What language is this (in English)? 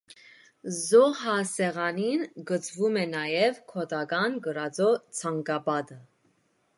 Armenian